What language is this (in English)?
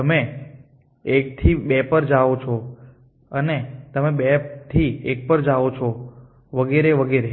Gujarati